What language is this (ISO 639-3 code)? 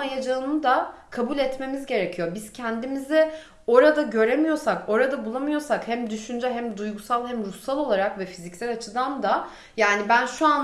tur